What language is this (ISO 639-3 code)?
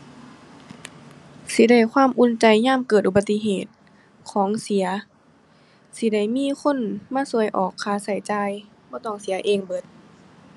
tha